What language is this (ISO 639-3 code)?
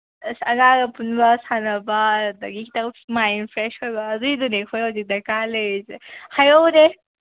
mni